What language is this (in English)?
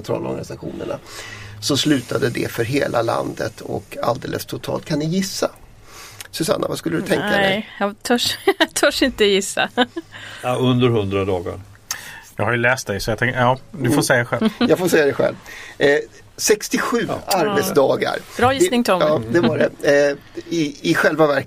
Swedish